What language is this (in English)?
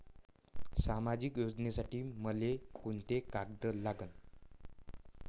Marathi